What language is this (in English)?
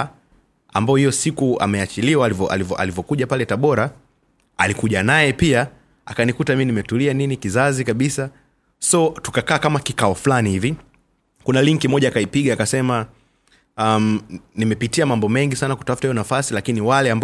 Swahili